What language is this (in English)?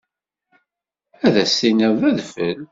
Kabyle